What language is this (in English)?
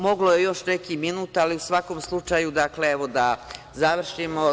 Serbian